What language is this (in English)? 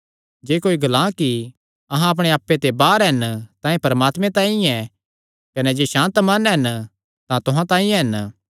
Kangri